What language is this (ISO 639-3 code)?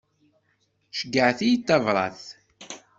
kab